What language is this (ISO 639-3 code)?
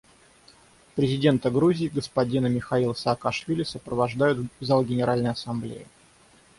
rus